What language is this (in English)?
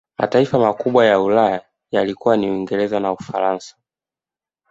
Swahili